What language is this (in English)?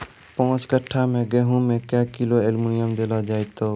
Maithili